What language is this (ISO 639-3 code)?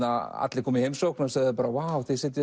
isl